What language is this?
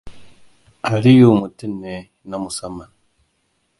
Hausa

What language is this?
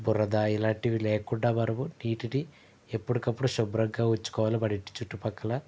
Telugu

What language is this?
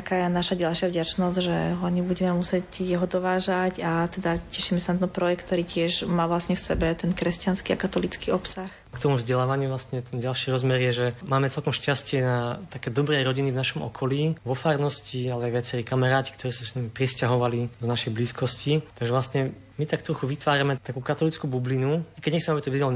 Slovak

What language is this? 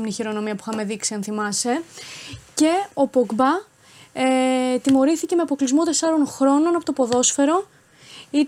Greek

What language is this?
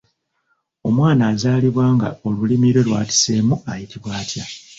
Ganda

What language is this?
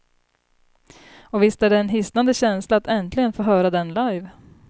Swedish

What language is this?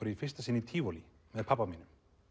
Icelandic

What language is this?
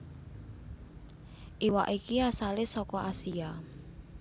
Javanese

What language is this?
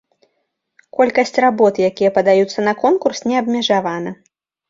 Belarusian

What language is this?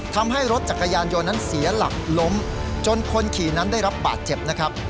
Thai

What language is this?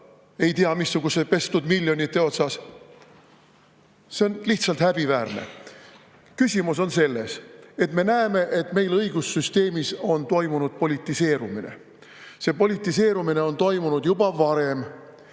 Estonian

